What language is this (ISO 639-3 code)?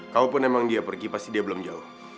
ind